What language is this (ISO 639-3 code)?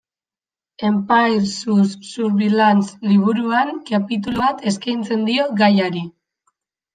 eus